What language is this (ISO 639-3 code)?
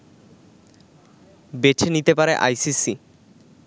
ben